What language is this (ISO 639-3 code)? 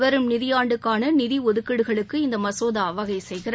tam